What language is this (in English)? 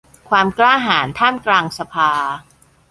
Thai